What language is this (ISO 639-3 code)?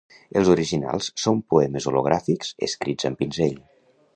cat